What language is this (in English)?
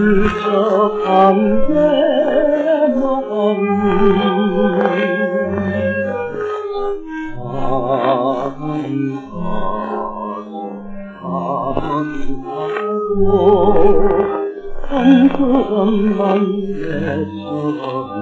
Arabic